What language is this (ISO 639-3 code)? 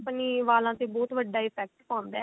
pan